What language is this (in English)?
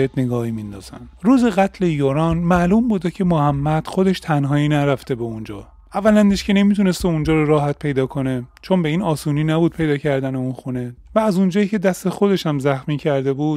Persian